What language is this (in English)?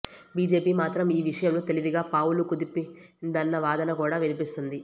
Telugu